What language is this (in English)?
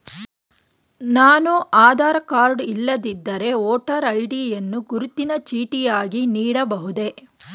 Kannada